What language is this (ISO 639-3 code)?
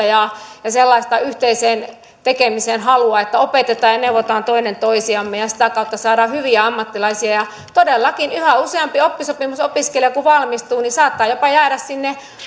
fin